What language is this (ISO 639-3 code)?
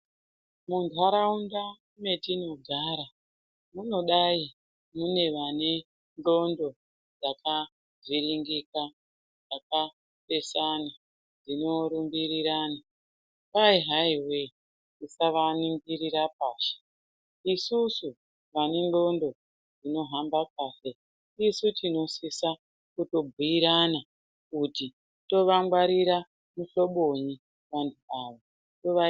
ndc